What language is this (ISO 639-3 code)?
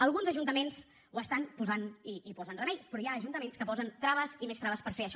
cat